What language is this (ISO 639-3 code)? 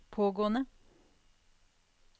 nor